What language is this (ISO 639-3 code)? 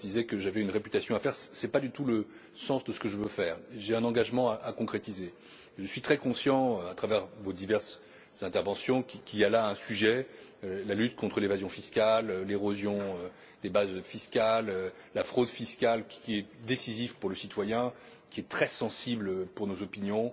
fra